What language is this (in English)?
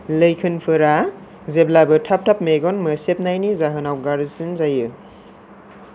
Bodo